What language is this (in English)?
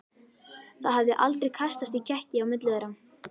Icelandic